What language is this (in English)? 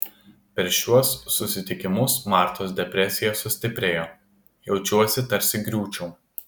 Lithuanian